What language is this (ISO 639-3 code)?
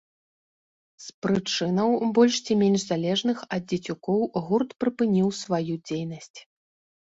bel